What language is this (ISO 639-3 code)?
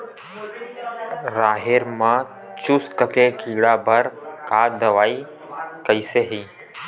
hne